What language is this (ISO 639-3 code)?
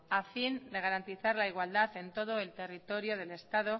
spa